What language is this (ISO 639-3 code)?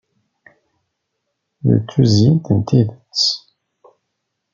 kab